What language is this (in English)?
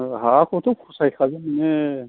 Bodo